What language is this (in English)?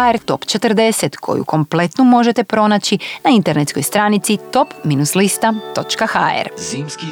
Croatian